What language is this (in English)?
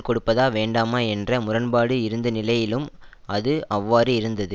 Tamil